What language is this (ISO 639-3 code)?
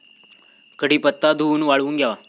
mar